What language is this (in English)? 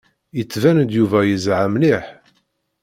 Kabyle